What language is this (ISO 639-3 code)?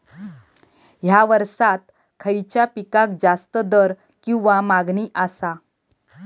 mar